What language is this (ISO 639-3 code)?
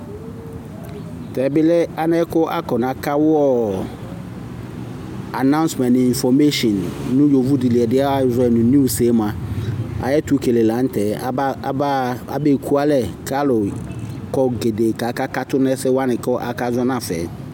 kpo